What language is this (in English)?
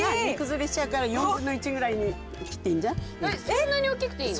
Japanese